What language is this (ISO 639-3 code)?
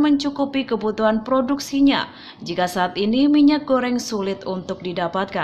ind